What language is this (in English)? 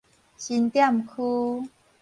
Min Nan Chinese